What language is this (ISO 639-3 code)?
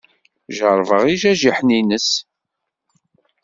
kab